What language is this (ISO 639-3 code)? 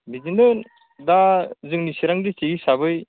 brx